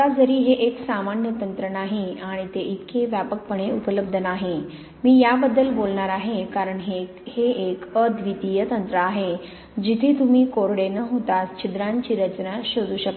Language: Marathi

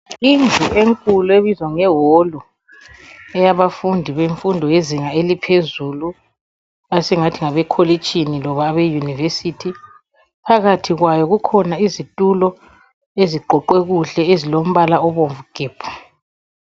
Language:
North Ndebele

